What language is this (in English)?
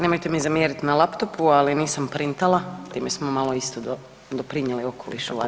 Croatian